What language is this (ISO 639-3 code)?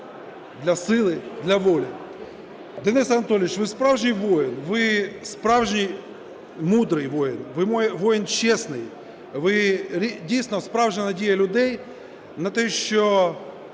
ukr